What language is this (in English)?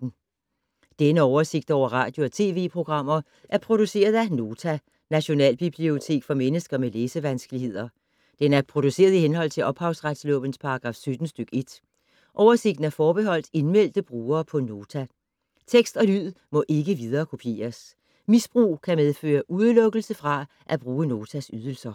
Danish